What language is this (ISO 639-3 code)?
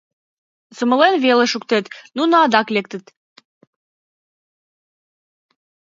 chm